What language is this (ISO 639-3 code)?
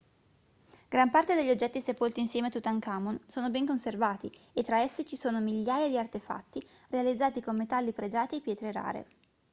ita